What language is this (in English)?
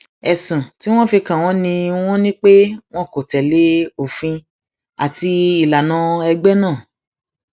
Yoruba